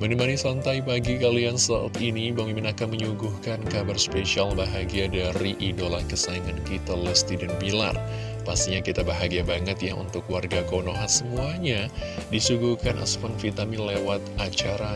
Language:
Indonesian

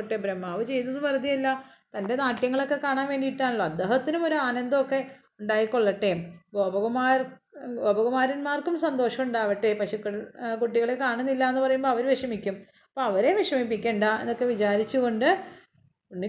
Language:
Malayalam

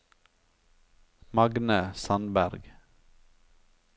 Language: Norwegian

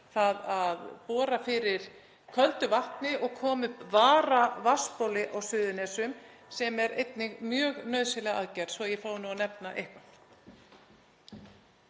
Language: Icelandic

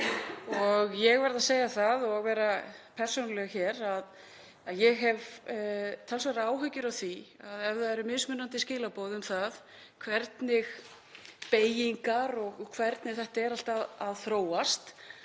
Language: Icelandic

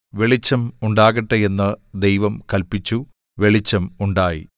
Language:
Malayalam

